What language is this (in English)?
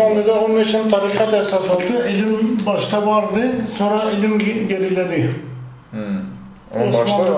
Turkish